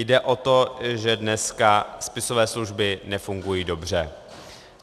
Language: Czech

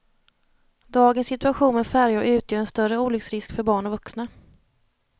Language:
Swedish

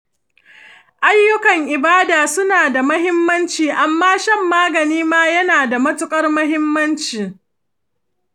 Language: Hausa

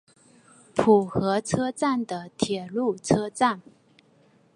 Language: Chinese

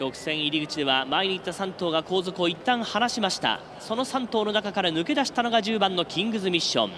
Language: Japanese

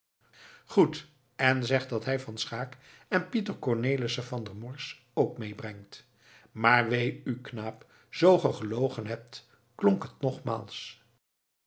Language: Dutch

